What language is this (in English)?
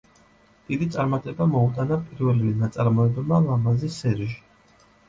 Georgian